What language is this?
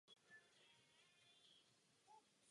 Czech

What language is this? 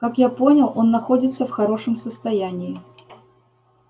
Russian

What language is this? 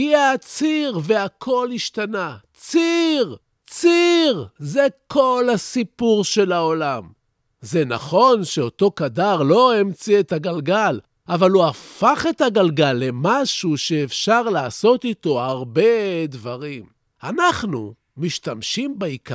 Hebrew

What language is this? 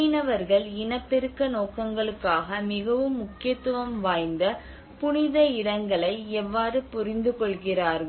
Tamil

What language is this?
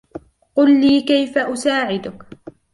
Arabic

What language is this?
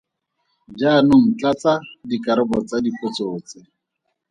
Tswana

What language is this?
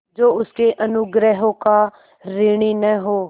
Hindi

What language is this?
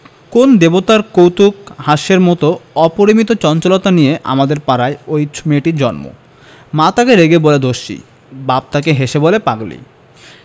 Bangla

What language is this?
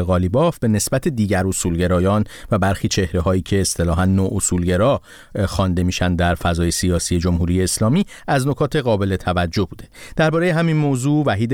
Persian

